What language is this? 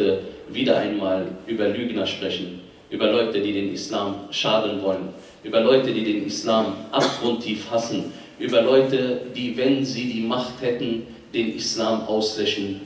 German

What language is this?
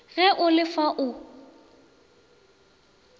Northern Sotho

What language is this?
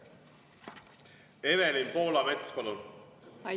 Estonian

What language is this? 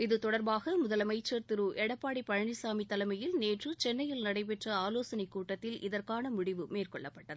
Tamil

